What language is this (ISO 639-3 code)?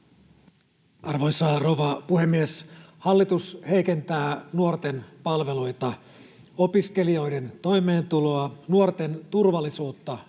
fin